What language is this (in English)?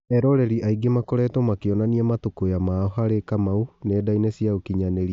Kikuyu